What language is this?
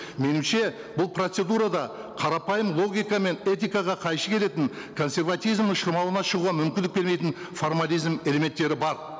Kazakh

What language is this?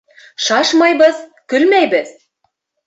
Bashkir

